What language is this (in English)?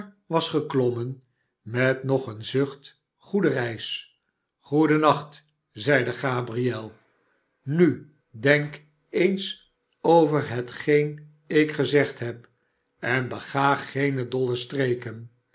Dutch